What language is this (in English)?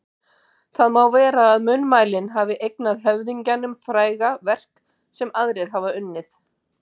Icelandic